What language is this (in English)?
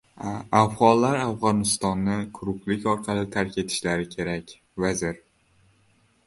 Uzbek